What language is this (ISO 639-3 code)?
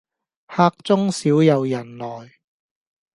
yue